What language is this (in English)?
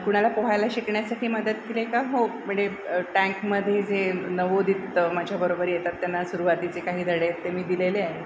Marathi